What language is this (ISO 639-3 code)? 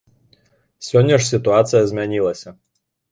bel